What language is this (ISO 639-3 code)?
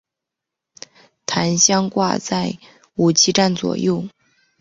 zho